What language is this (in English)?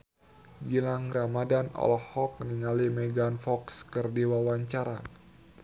Sundanese